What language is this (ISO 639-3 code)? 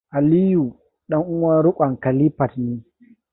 hau